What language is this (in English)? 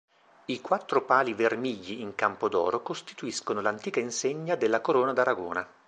Italian